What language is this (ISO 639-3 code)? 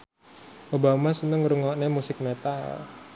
jav